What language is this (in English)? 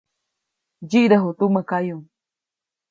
Copainalá Zoque